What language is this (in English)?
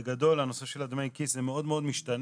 Hebrew